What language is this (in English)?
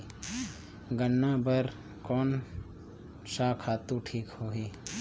Chhattisgarhi